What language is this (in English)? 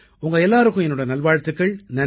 Tamil